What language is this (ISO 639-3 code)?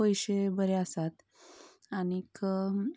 kok